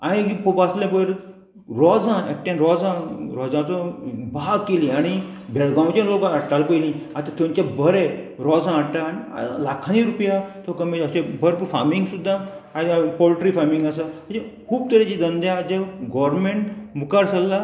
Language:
Konkani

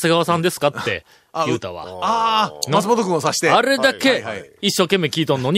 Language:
Japanese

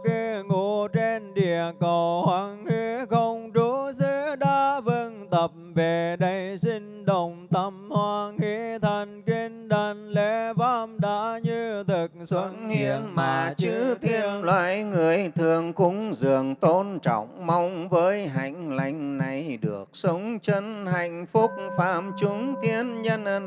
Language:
Vietnamese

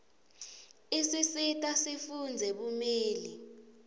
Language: Swati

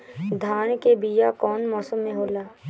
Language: Bhojpuri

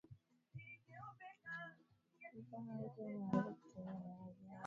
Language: Swahili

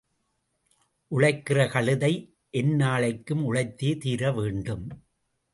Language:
Tamil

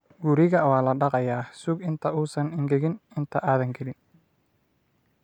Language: Somali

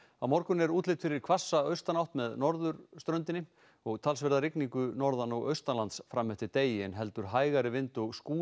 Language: Icelandic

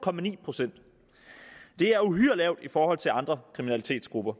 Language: Danish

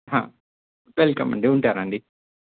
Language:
Telugu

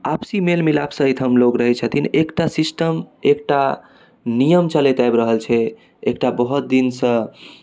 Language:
Maithili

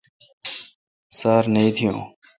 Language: Kalkoti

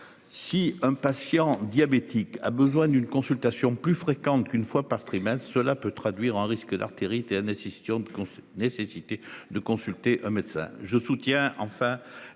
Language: French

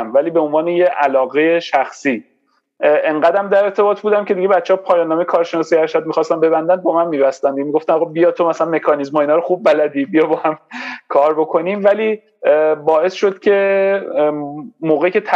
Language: Persian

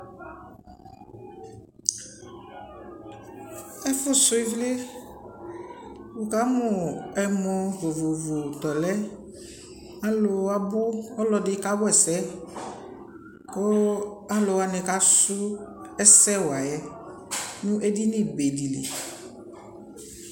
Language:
Ikposo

